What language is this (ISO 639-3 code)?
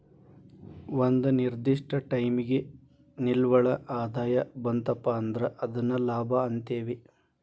kan